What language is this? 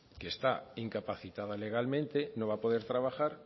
Spanish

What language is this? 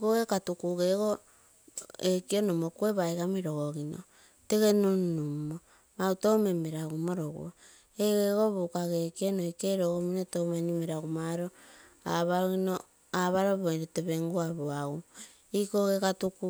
Terei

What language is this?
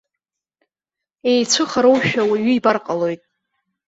Abkhazian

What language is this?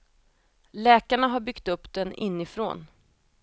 Swedish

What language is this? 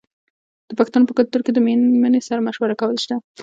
Pashto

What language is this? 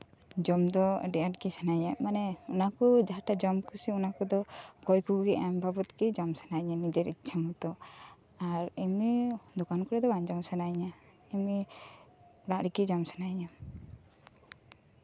Santali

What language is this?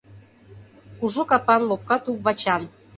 Mari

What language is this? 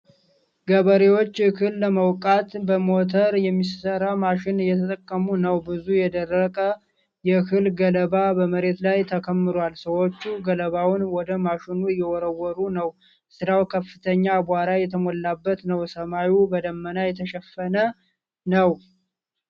Amharic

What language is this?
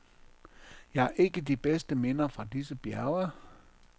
Danish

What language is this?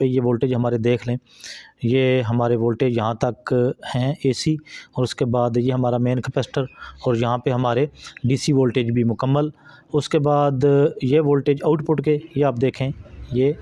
Hindi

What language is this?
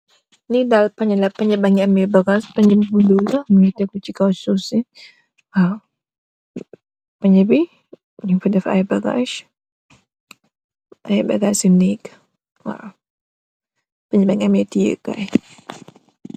Wolof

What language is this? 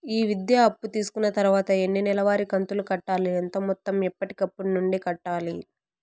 Telugu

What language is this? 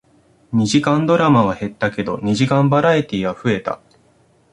Japanese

